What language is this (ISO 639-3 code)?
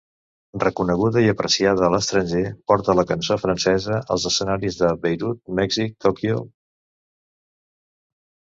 cat